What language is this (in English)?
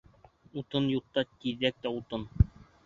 Bashkir